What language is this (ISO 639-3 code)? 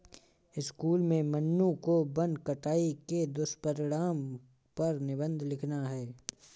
hin